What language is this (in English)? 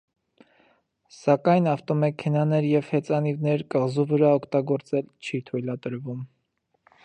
Armenian